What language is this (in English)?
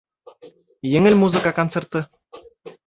Bashkir